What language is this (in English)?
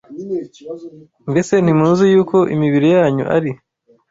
Kinyarwanda